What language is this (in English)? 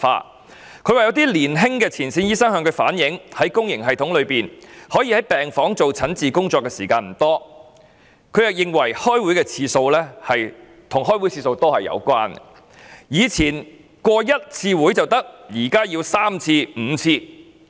Cantonese